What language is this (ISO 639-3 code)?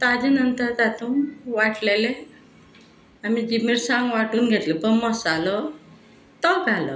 kok